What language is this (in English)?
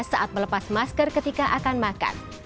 Indonesian